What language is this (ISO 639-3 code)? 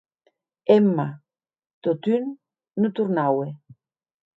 oci